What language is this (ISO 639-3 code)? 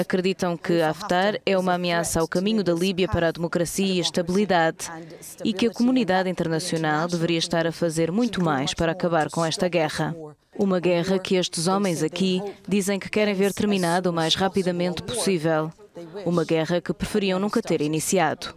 por